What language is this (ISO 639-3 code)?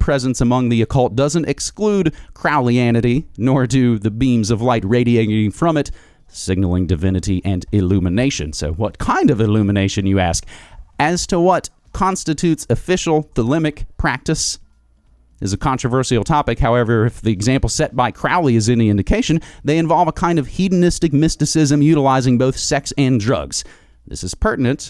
eng